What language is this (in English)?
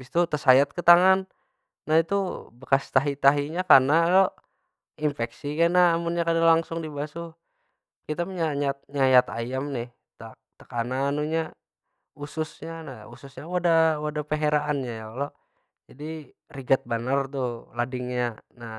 Banjar